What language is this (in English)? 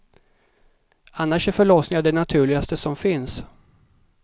Swedish